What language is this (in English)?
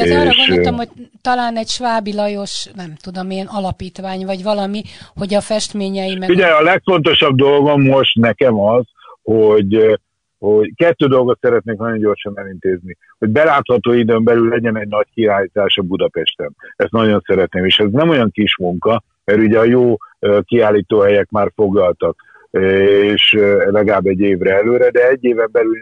Hungarian